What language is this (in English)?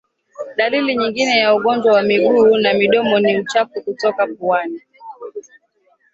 Swahili